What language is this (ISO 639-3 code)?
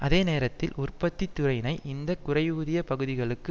tam